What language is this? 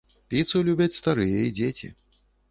Belarusian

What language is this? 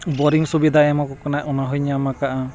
Santali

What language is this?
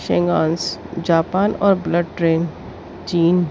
Urdu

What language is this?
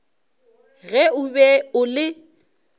Northern Sotho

